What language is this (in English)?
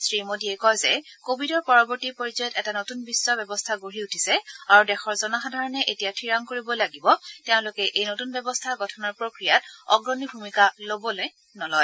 Assamese